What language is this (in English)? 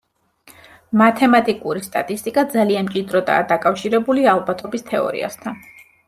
Georgian